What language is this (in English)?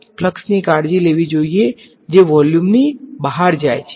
Gujarati